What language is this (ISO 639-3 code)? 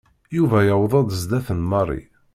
kab